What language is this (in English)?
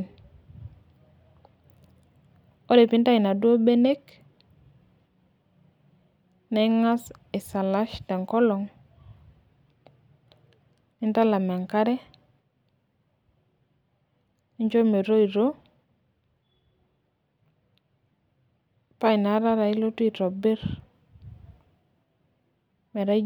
Masai